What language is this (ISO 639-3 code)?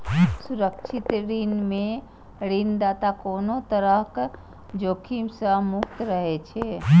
mai